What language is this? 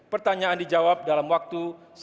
Indonesian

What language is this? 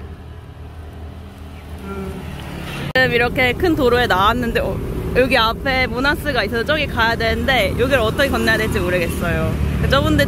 Korean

